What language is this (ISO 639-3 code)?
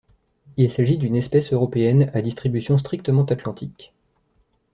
fra